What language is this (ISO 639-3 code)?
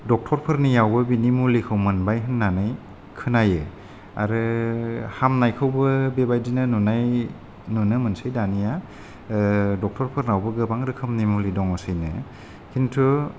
brx